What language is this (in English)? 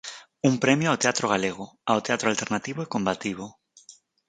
Galician